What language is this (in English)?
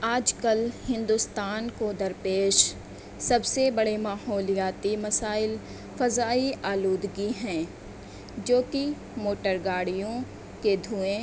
Urdu